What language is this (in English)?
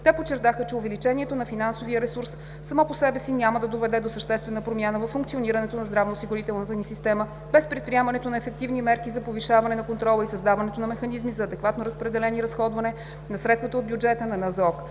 Bulgarian